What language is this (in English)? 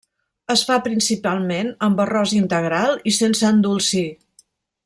Catalan